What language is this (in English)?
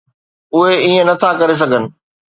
Sindhi